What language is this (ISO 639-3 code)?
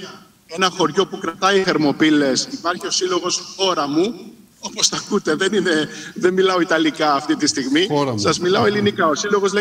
ell